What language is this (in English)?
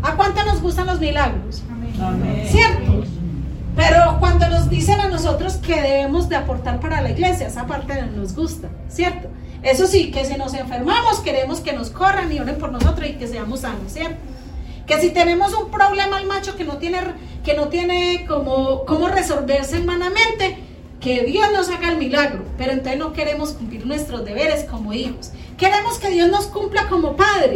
Spanish